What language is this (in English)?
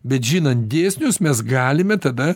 Lithuanian